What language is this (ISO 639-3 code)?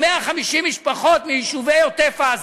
heb